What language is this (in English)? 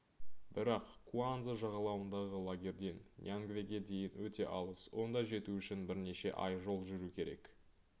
Kazakh